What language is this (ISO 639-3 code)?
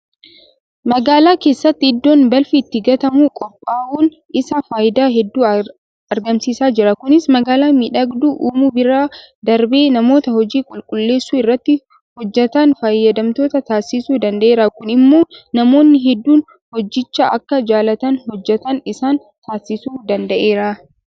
orm